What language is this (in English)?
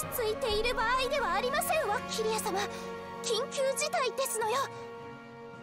Japanese